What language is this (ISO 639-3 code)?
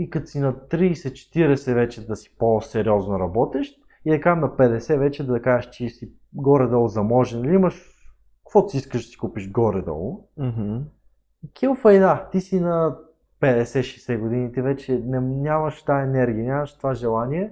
bul